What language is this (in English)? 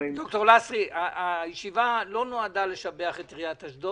Hebrew